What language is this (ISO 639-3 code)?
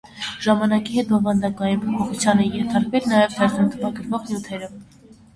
hye